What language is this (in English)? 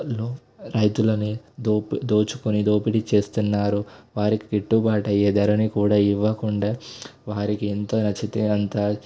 Telugu